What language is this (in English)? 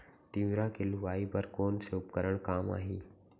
Chhattisgarhi